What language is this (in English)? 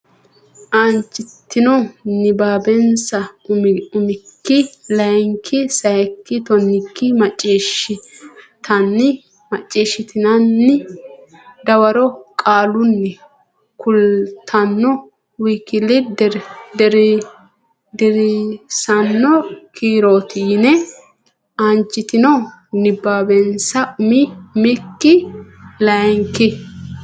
Sidamo